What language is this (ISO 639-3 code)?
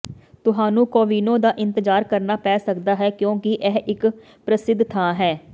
pan